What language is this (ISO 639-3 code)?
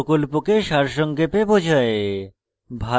ben